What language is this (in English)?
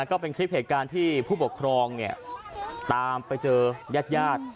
Thai